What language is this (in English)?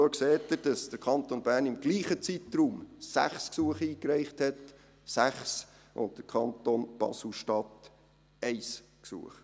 Swiss German